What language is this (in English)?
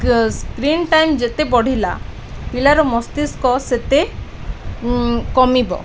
Odia